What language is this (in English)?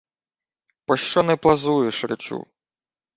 Ukrainian